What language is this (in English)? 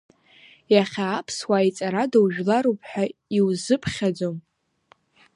Abkhazian